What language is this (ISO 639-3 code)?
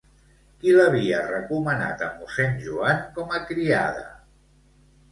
cat